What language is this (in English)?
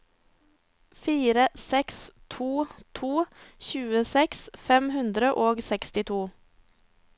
Norwegian